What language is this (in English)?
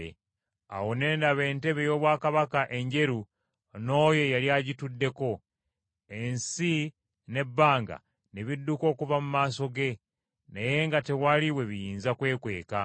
Ganda